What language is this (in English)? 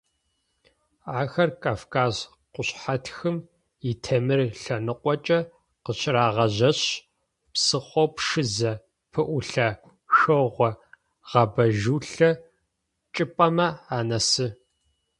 Adyghe